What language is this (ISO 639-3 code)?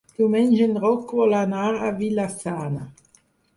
cat